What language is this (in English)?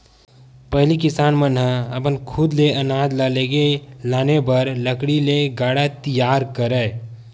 Chhattisgarhi